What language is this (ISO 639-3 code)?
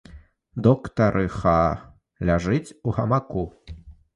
bel